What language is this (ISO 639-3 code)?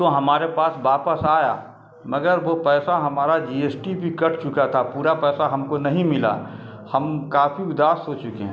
urd